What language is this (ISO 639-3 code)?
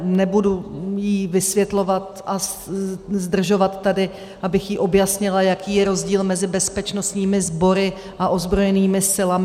ces